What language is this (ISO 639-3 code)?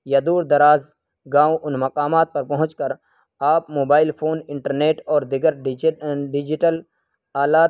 urd